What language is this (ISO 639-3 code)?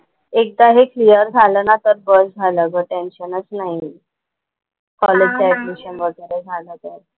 mar